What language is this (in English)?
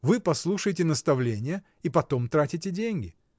Russian